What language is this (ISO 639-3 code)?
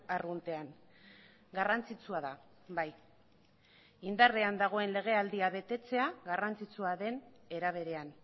eus